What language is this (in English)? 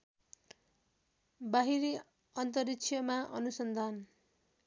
Nepali